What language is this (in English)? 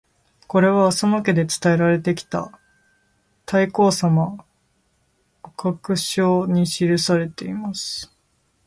Japanese